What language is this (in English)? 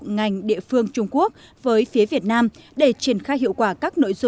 Vietnamese